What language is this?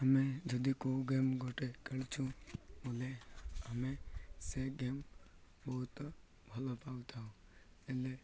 Odia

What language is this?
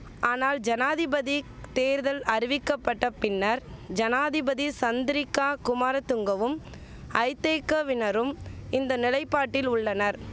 Tamil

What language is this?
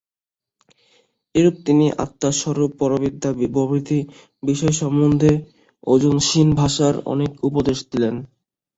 Bangla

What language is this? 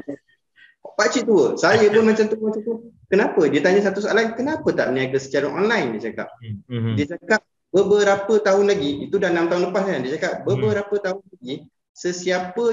Malay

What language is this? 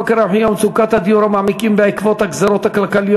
Hebrew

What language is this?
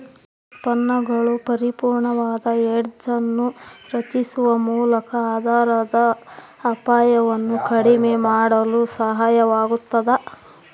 Kannada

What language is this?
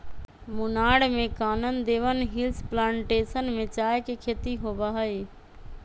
Magahi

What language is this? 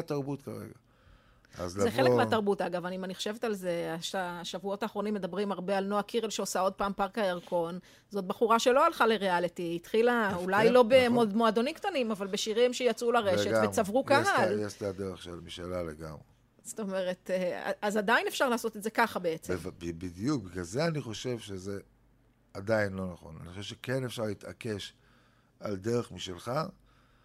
Hebrew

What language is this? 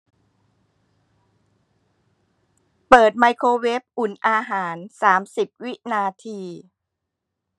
Thai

